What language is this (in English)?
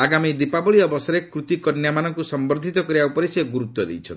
Odia